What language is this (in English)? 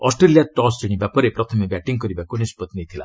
Odia